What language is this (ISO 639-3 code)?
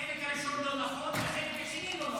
heb